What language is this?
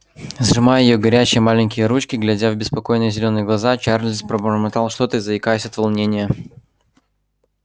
Russian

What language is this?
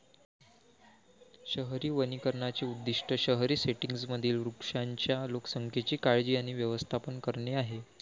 Marathi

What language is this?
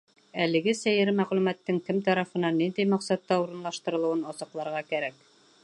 Bashkir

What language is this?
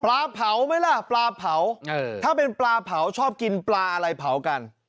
Thai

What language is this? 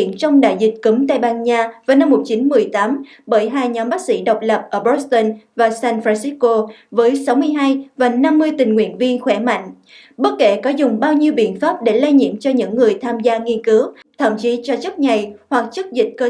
Vietnamese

